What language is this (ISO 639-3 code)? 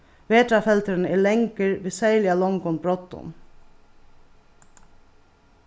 fao